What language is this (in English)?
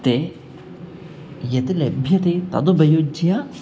Sanskrit